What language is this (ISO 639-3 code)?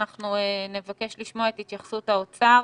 heb